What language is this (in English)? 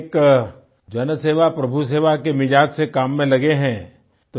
Hindi